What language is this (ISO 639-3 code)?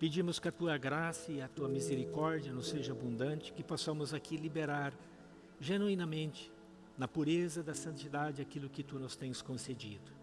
por